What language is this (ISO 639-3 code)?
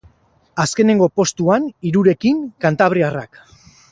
eus